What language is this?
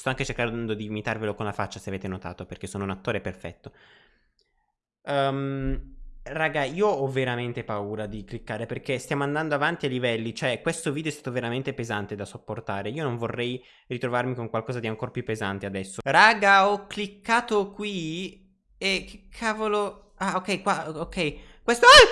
Italian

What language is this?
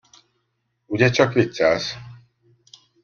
Hungarian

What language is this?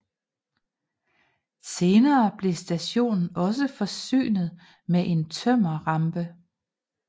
Danish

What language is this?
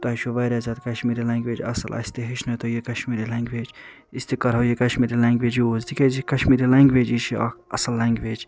Kashmiri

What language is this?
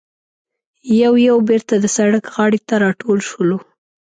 Pashto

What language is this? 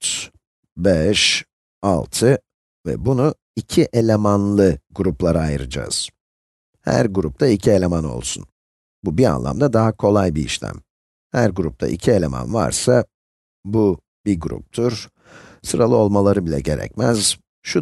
Turkish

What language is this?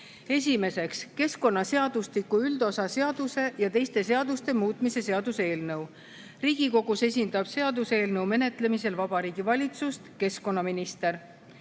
Estonian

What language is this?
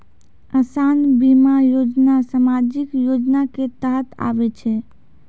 Maithili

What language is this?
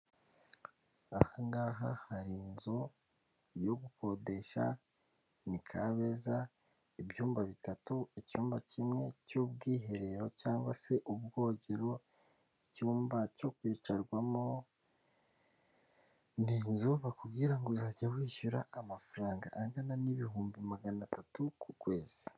Kinyarwanda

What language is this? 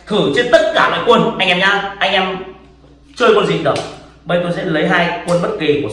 Vietnamese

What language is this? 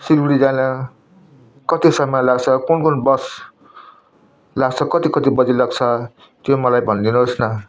Nepali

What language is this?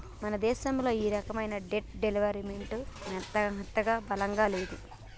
Telugu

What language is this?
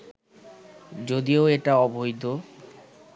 Bangla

